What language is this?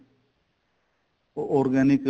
Punjabi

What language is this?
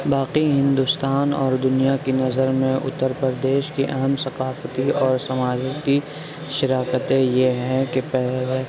Urdu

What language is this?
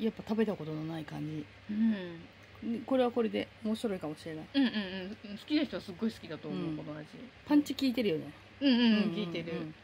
Japanese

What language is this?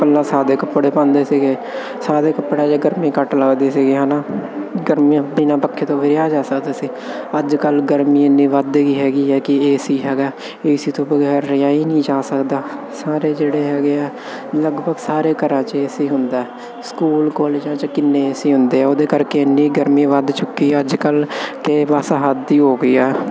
Punjabi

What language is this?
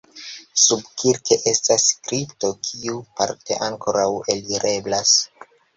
Esperanto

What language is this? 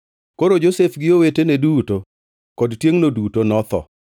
Luo (Kenya and Tanzania)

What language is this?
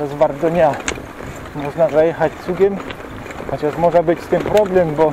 Polish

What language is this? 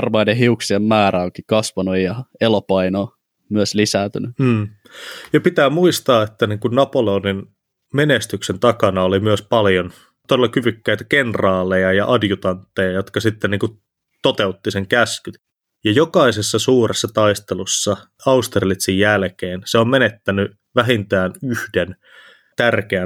Finnish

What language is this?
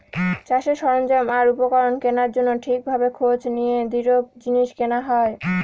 Bangla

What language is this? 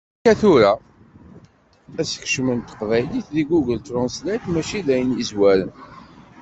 Kabyle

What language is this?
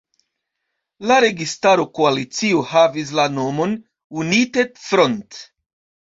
Esperanto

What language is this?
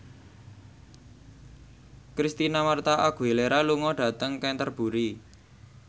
Javanese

